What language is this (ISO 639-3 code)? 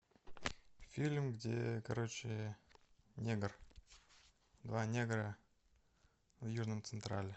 rus